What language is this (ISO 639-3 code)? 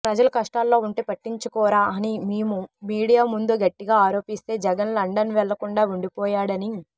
tel